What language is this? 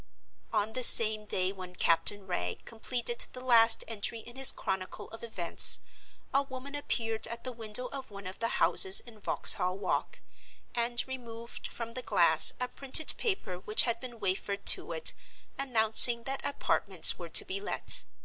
English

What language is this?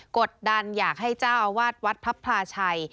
Thai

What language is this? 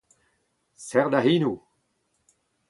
Breton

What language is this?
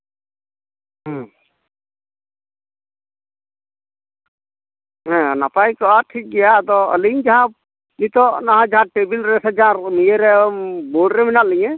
Santali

